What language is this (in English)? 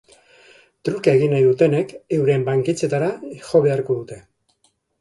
Basque